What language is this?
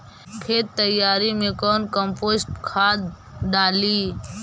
Magahi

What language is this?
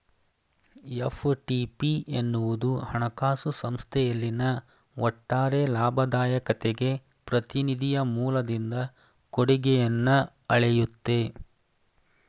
Kannada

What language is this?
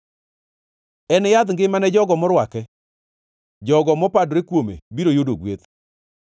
Luo (Kenya and Tanzania)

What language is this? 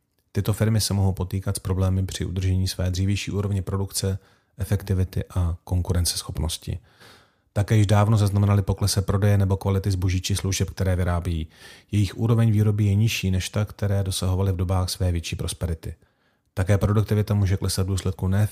Czech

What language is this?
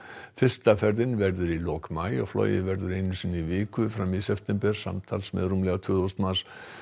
Icelandic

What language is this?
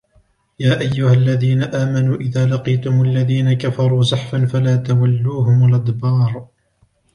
Arabic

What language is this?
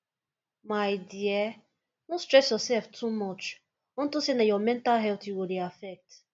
Nigerian Pidgin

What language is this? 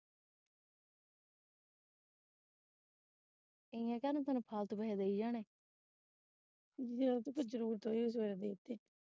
Punjabi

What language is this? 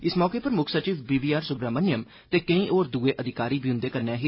Dogri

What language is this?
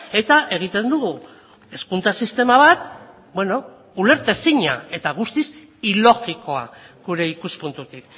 Basque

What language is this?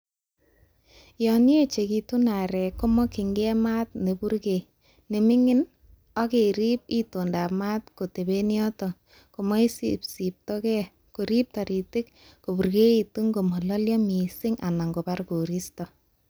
Kalenjin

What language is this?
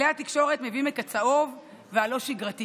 Hebrew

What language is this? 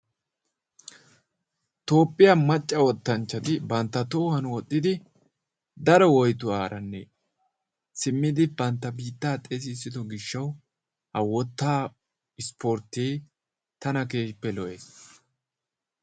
Wolaytta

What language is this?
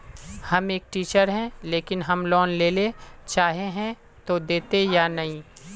Magahi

